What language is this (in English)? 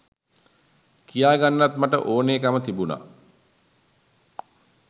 Sinhala